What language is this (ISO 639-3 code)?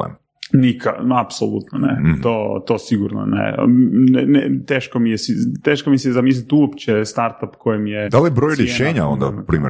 hrv